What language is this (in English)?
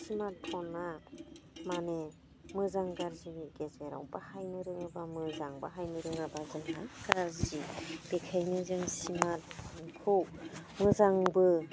Bodo